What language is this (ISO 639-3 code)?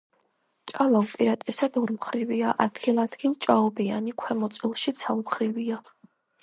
kat